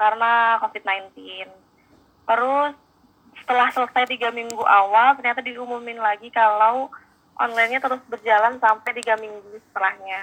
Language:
Indonesian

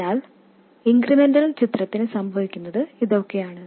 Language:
Malayalam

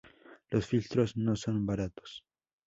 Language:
Spanish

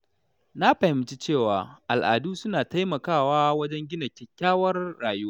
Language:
Hausa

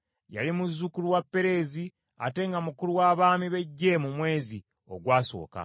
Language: Ganda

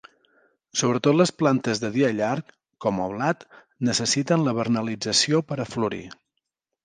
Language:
Catalan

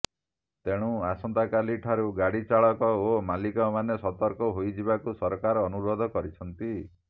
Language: Odia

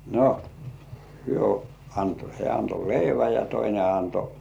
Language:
Finnish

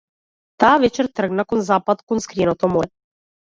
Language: Macedonian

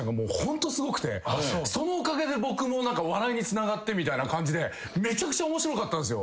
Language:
Japanese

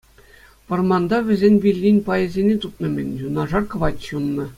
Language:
Chuvash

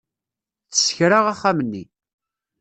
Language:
Kabyle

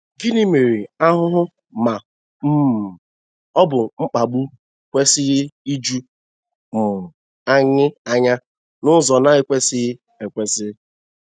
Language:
Igbo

